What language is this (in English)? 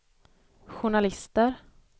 Swedish